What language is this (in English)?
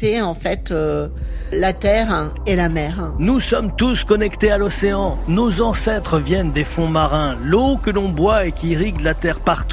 French